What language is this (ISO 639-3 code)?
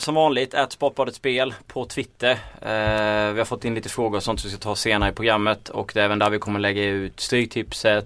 swe